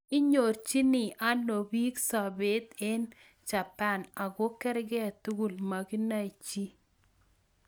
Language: Kalenjin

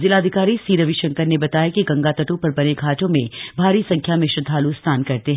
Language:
Hindi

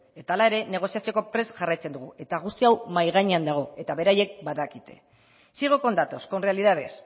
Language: Basque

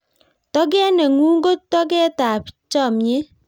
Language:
Kalenjin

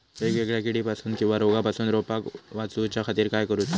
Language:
Marathi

